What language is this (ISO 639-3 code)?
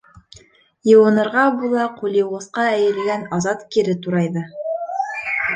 bak